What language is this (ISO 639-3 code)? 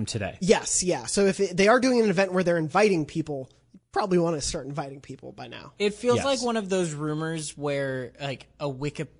eng